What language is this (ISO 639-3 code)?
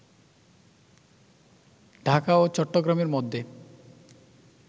ben